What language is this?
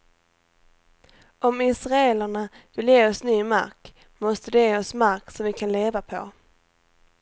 Swedish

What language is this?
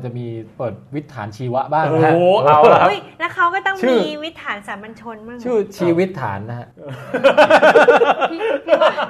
Thai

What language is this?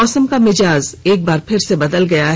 Hindi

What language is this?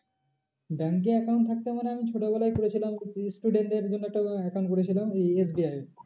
Bangla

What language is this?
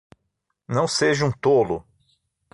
Portuguese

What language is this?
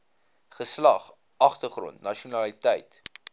Afrikaans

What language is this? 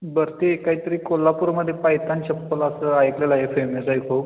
Marathi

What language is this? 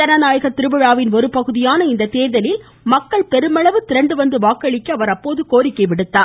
Tamil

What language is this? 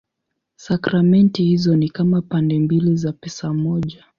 Swahili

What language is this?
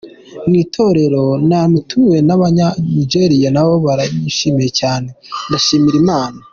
Kinyarwanda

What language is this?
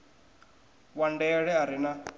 Venda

